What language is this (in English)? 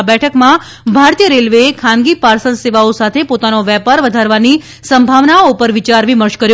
Gujarati